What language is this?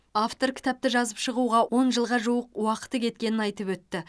Kazakh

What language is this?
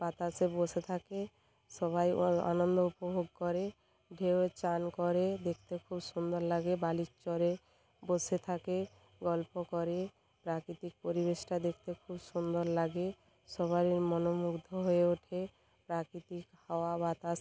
Bangla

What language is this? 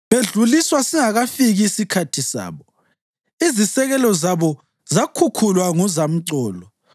North Ndebele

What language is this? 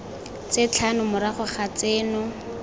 Tswana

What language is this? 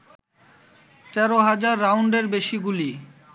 Bangla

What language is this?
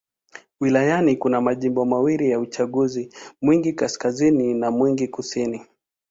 Swahili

